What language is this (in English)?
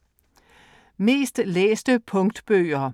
Danish